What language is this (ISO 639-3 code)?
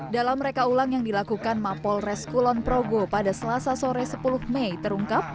ind